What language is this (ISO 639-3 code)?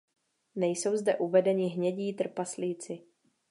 ces